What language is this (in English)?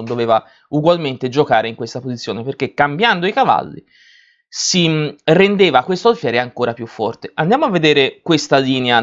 Italian